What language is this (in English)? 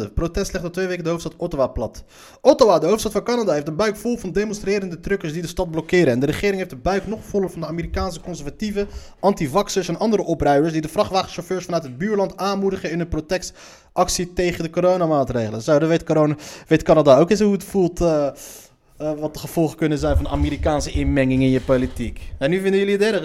Dutch